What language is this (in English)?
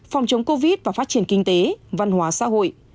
Vietnamese